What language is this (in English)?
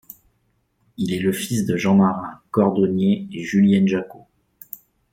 French